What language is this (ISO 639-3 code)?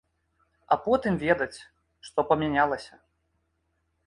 bel